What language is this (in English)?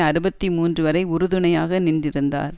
Tamil